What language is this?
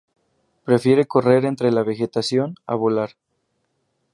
Spanish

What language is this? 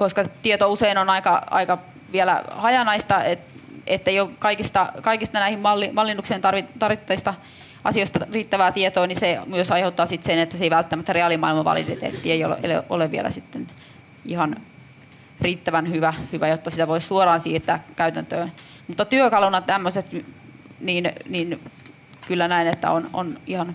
Finnish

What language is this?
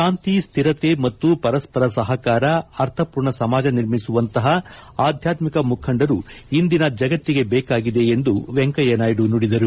Kannada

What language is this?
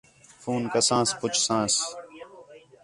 Khetrani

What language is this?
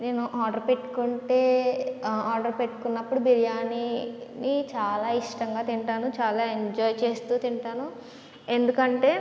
Telugu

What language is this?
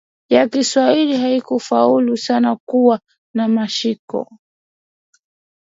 Swahili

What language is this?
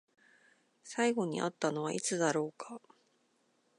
Japanese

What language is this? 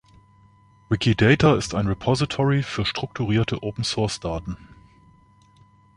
German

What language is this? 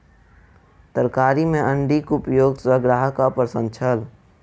Maithili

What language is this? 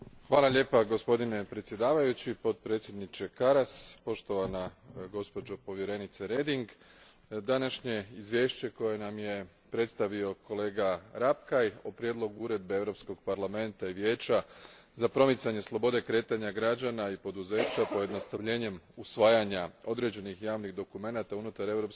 Croatian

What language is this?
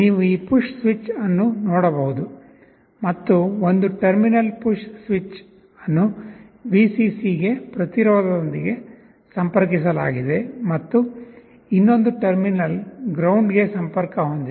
Kannada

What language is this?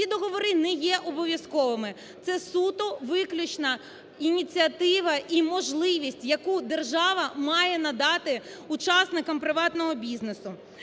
Ukrainian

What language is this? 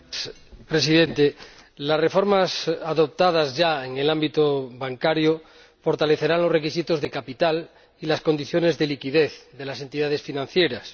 Spanish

